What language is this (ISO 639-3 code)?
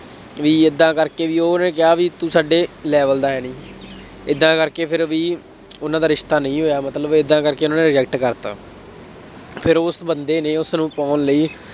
pan